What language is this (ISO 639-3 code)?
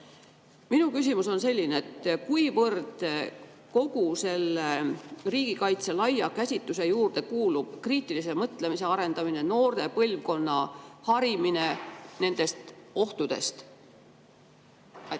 est